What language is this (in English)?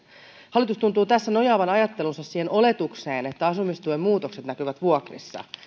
Finnish